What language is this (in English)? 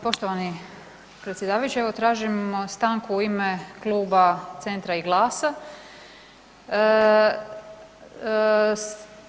Croatian